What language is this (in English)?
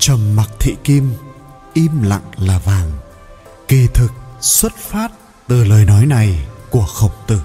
Vietnamese